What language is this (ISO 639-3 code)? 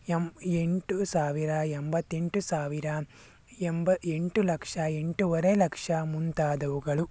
kan